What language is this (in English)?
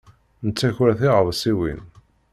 Kabyle